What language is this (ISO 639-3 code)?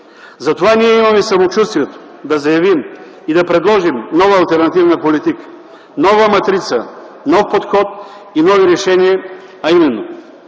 bul